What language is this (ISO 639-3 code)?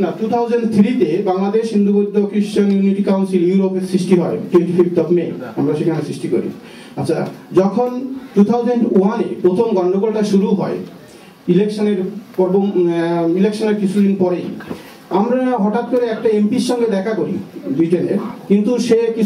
fra